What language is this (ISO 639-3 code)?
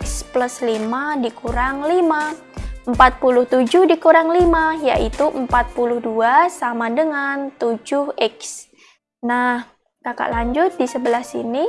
ind